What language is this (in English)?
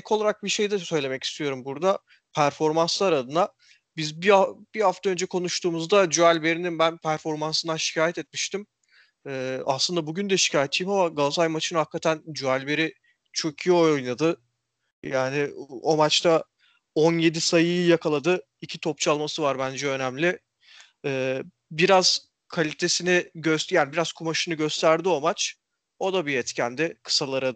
Turkish